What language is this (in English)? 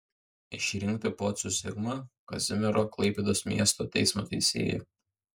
Lithuanian